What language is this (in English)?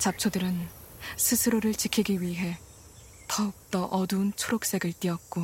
Korean